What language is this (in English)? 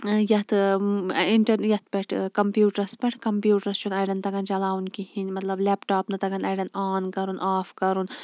Kashmiri